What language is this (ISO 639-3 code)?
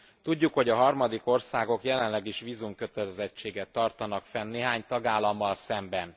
hun